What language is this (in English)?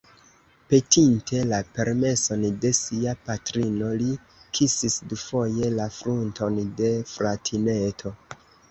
Esperanto